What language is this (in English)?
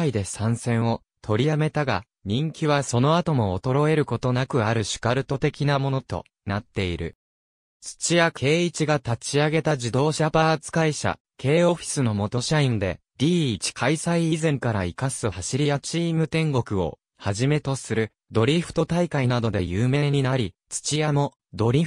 Japanese